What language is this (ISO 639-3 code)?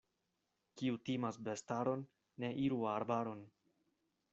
epo